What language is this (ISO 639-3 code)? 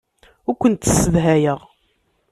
kab